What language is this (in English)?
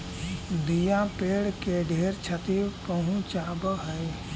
Magahi